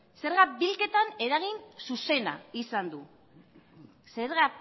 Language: Basque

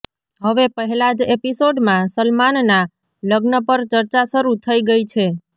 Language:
Gujarati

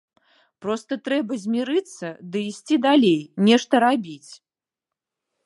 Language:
Belarusian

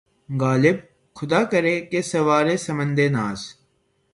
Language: Urdu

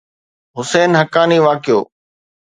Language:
Sindhi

